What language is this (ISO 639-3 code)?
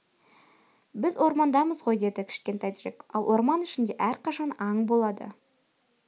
kaz